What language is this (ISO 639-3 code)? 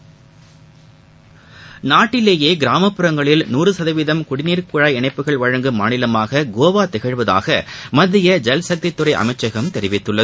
tam